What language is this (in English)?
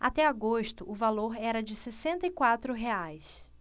Portuguese